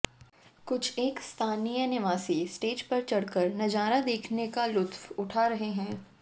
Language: Hindi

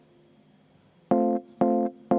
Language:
Estonian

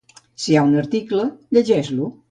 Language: Catalan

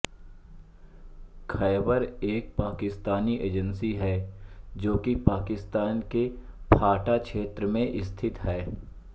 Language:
Hindi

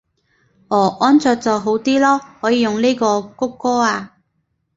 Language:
Cantonese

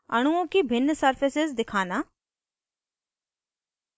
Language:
Hindi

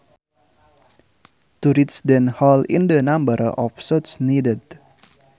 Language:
Sundanese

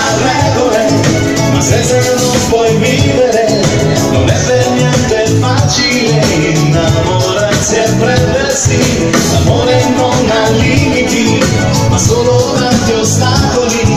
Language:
Italian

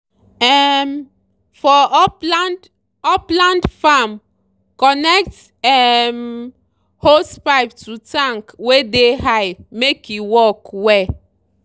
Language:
Nigerian Pidgin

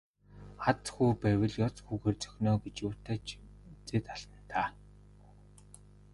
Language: Mongolian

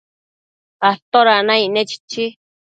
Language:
Matsés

